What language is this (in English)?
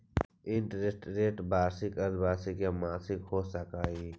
Magahi